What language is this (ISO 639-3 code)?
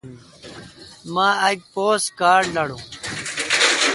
xka